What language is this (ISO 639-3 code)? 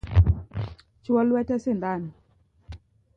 luo